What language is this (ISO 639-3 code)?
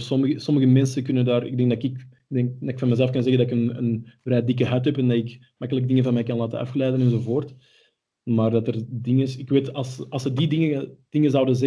nld